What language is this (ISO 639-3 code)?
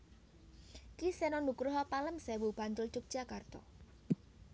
jav